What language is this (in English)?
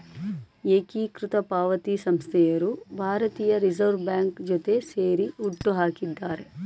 Kannada